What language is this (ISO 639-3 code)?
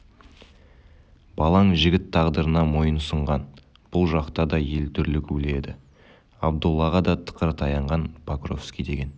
kaz